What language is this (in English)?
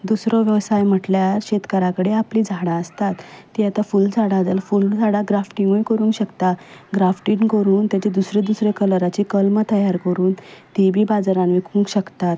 Konkani